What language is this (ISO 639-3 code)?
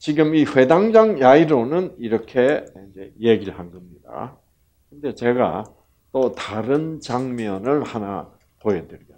kor